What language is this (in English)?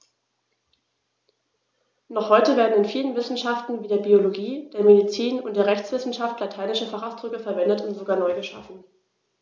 German